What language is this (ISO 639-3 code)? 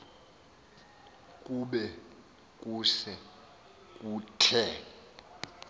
xho